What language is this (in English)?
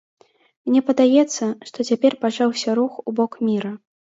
Belarusian